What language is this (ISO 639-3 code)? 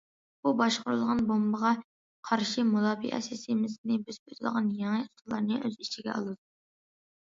uig